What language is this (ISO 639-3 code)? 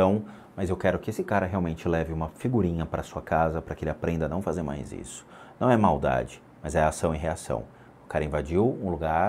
por